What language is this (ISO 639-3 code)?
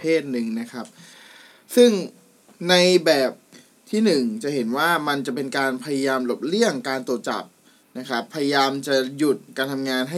tha